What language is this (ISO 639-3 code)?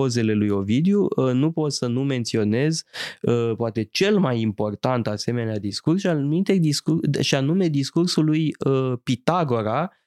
ron